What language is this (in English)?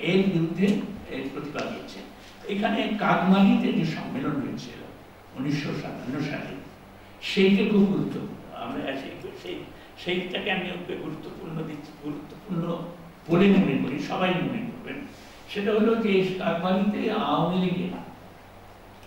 Bangla